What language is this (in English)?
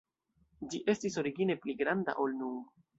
Esperanto